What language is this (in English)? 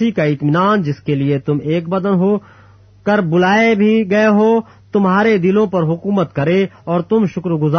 Urdu